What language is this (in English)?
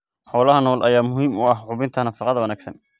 Somali